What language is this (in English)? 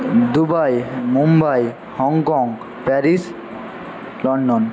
Bangla